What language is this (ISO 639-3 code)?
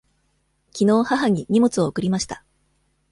jpn